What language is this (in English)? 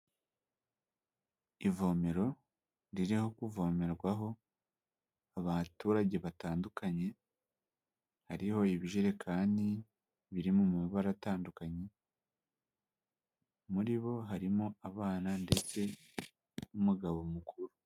Kinyarwanda